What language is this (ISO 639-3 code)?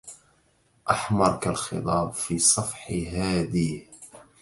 ara